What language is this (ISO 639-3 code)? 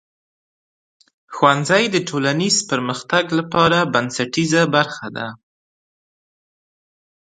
pus